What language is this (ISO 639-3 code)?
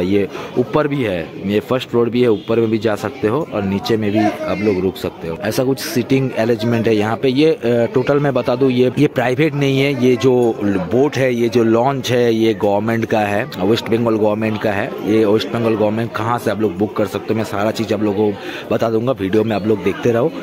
hin